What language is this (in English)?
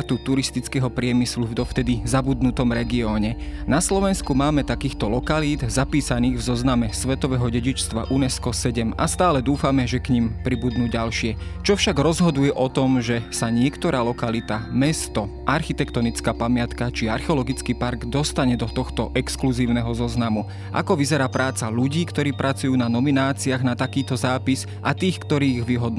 Slovak